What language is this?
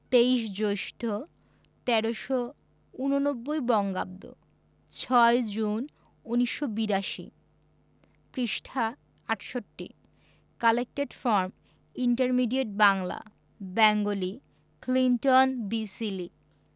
Bangla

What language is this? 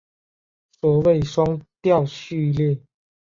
Chinese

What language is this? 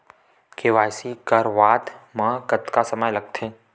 Chhattisgarhi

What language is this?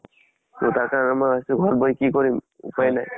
Assamese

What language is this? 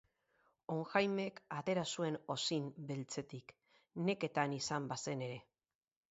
Basque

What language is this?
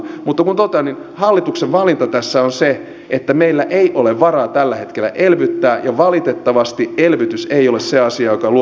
Finnish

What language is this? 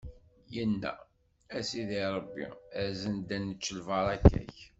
Kabyle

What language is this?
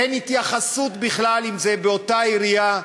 Hebrew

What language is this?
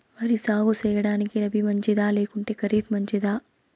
Telugu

